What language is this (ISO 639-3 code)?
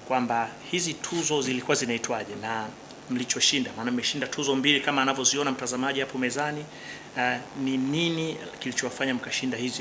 swa